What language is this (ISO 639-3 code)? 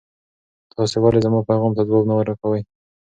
pus